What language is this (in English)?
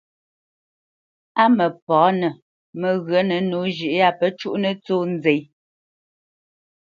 Bamenyam